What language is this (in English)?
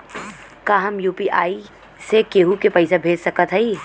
Bhojpuri